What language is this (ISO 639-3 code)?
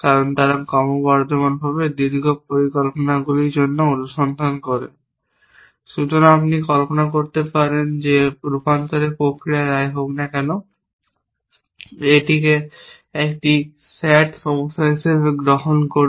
ben